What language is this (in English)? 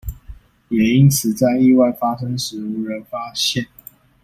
Chinese